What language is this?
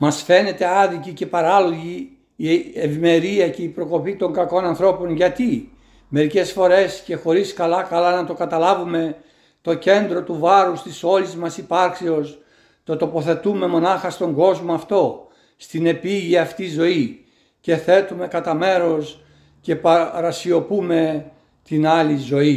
Greek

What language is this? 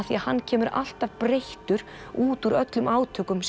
Icelandic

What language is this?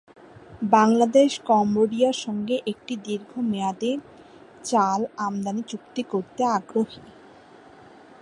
Bangla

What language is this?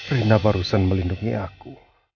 Indonesian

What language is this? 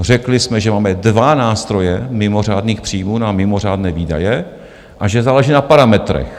Czech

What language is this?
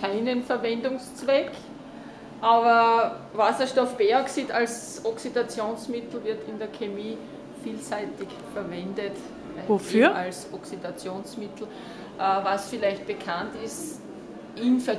German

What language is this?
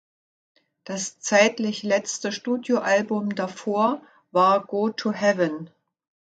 German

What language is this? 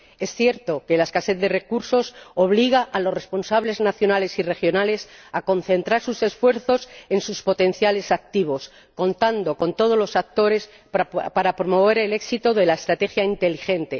Spanish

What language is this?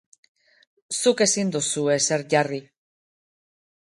Basque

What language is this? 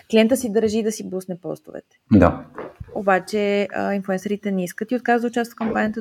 Bulgarian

